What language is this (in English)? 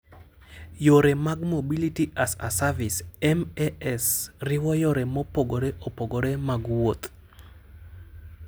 Luo (Kenya and Tanzania)